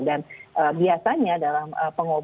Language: Indonesian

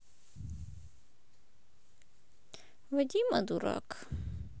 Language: Russian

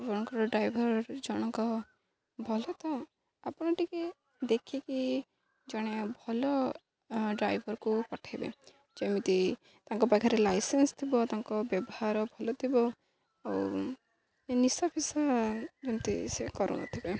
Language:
Odia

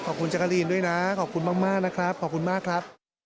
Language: Thai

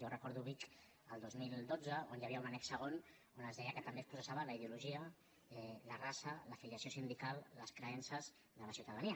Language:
Catalan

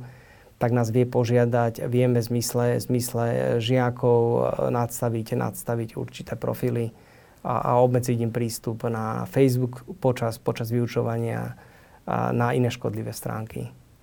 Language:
Slovak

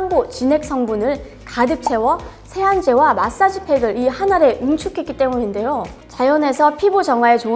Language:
Korean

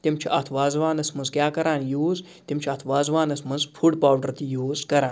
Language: Kashmiri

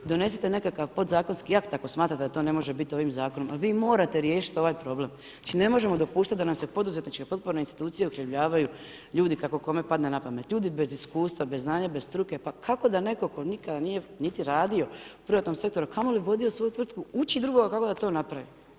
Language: Croatian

